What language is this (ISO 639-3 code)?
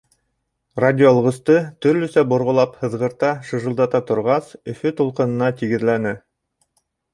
bak